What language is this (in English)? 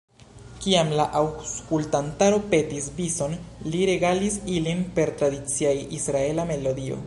Esperanto